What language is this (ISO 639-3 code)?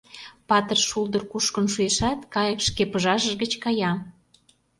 chm